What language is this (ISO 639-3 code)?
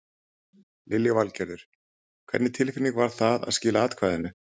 isl